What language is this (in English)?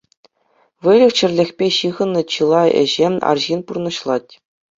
Chuvash